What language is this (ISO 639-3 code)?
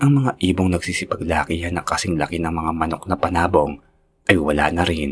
fil